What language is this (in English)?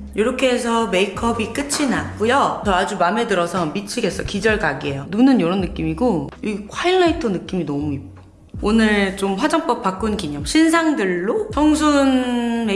Korean